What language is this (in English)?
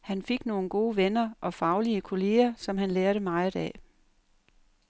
Danish